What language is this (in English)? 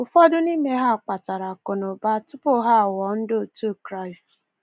Igbo